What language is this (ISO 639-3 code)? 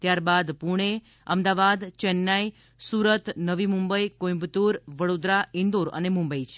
guj